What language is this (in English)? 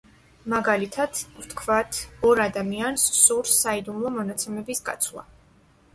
Georgian